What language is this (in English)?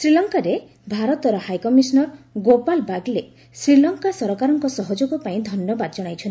Odia